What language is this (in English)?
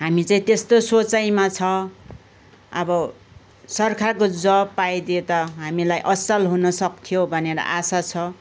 Nepali